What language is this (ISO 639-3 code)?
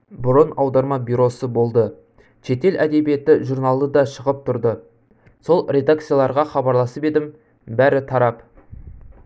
kaz